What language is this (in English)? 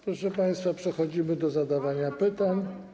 Polish